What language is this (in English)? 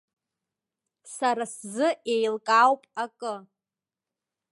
Abkhazian